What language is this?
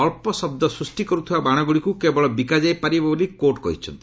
Odia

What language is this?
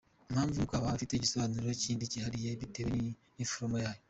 Kinyarwanda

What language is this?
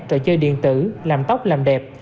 Vietnamese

